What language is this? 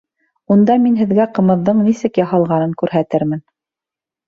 Bashkir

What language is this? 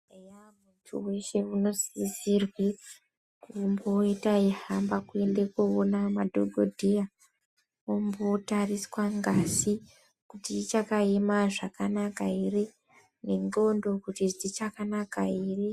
Ndau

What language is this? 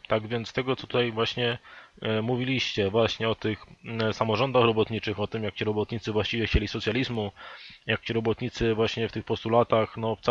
Polish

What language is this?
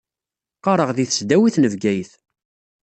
Kabyle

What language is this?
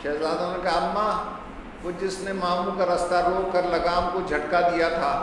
Hindi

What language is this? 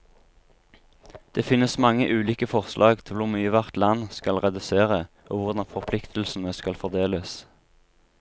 Norwegian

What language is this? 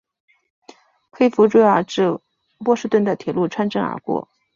Chinese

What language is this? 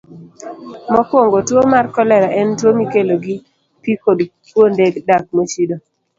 Luo (Kenya and Tanzania)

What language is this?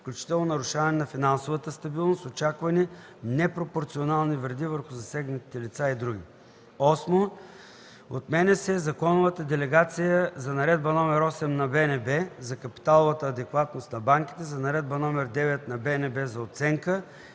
Bulgarian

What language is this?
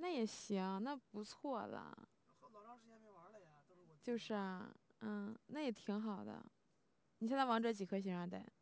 Chinese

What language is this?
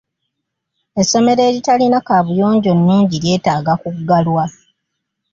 Ganda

